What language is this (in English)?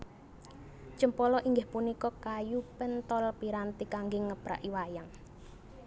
Javanese